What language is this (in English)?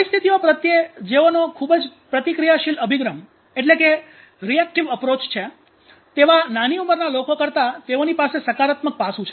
Gujarati